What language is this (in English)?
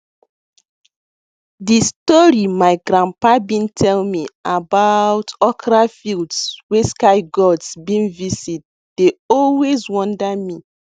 Nigerian Pidgin